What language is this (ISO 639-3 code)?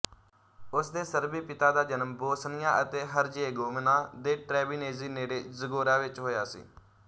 pan